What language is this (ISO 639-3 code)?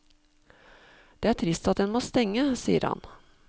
nor